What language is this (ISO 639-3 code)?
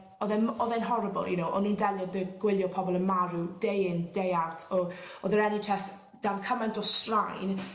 cym